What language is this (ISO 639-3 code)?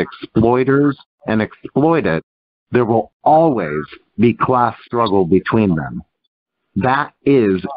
eng